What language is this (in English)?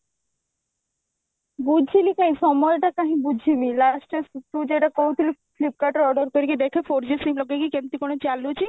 Odia